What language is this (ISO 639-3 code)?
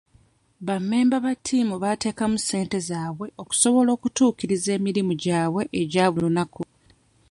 lug